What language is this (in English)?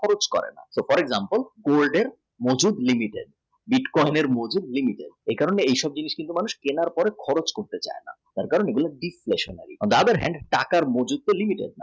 Bangla